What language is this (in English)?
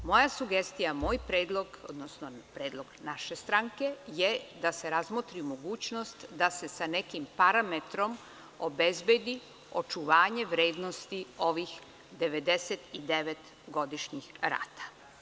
Serbian